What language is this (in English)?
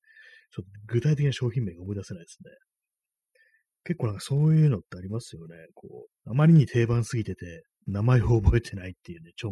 Japanese